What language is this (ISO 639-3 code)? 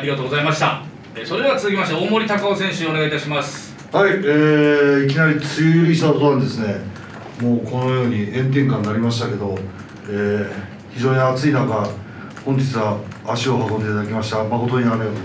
jpn